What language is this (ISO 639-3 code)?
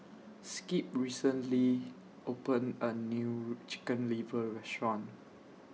eng